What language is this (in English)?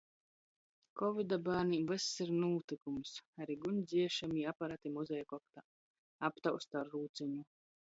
Latgalian